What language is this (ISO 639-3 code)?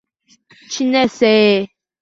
uzb